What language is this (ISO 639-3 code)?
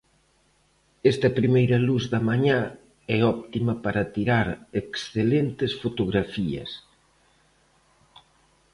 glg